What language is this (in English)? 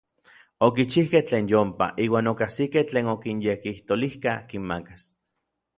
Orizaba Nahuatl